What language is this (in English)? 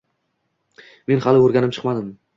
Uzbek